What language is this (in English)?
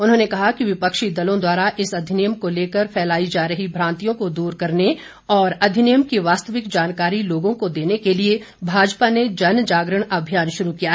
Hindi